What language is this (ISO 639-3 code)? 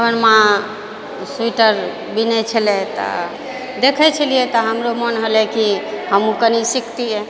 mai